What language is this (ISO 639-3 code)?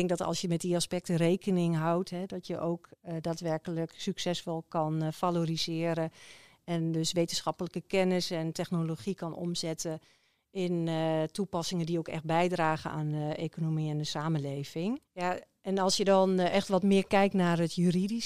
nld